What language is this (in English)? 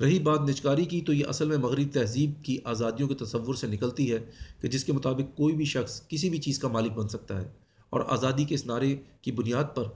Urdu